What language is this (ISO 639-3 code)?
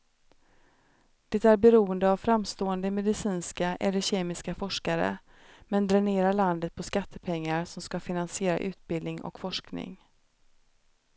swe